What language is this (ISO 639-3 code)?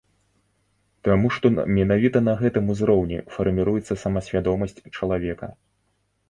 bel